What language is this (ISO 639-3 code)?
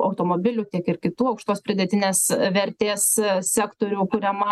lit